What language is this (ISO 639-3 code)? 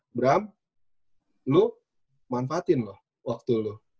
ind